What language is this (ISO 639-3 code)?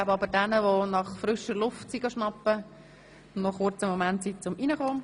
gsw